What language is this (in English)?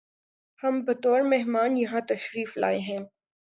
Urdu